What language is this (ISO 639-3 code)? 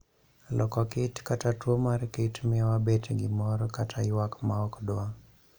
luo